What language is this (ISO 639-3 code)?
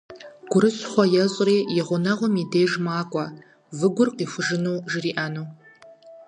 kbd